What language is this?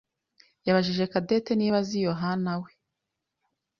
Kinyarwanda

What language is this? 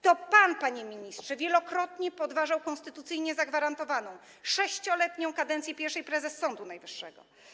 Polish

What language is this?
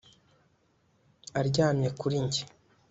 Kinyarwanda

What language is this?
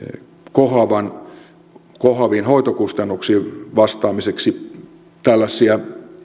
Finnish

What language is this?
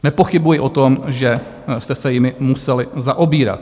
Czech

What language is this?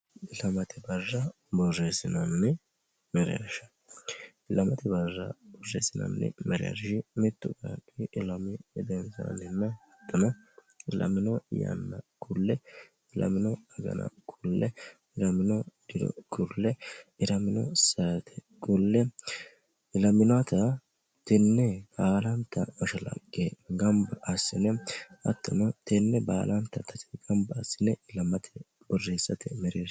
Sidamo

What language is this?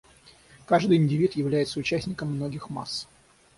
Russian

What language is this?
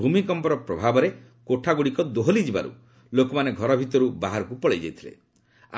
Odia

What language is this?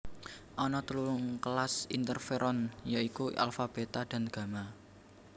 Javanese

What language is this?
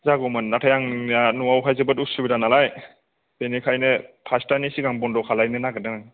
Bodo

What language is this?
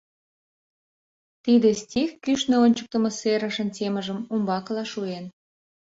Mari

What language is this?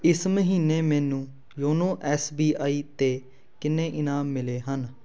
Punjabi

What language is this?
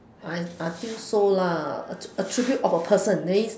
English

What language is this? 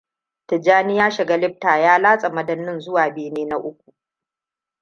Hausa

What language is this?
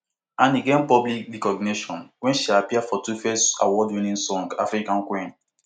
Nigerian Pidgin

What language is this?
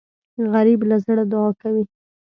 Pashto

